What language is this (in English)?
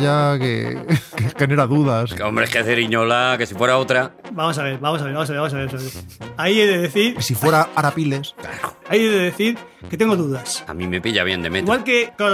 Spanish